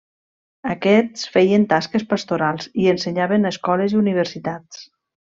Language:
Catalan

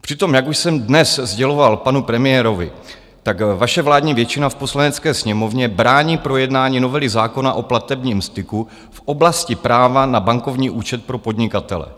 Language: Czech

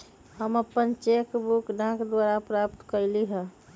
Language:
Magahi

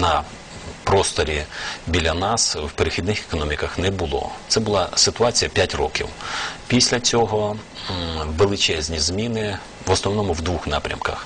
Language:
Ukrainian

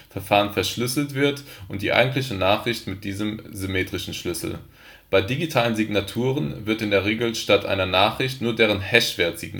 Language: German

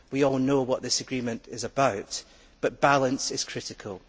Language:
English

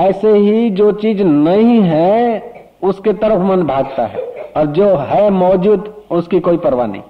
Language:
Hindi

